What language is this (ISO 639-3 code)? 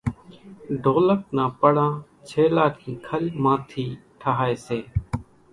gjk